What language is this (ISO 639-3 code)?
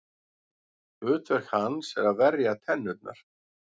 isl